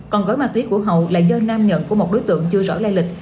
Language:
Vietnamese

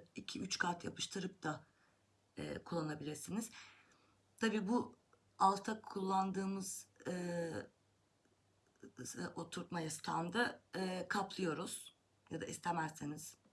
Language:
Turkish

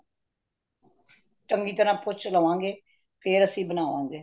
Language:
Punjabi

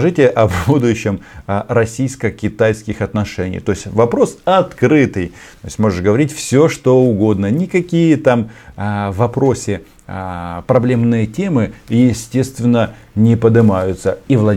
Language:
Russian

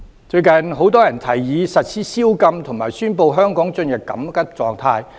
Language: Cantonese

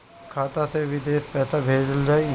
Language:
Bhojpuri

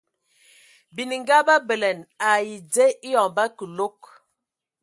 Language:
Ewondo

